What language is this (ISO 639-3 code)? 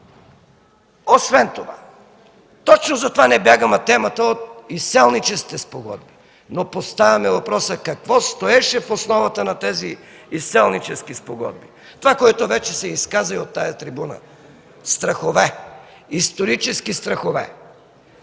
bul